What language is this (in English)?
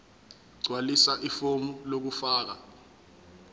Zulu